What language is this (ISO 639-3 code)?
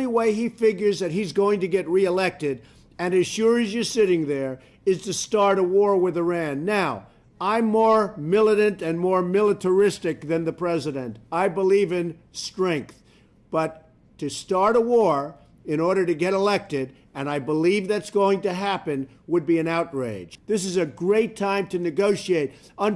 por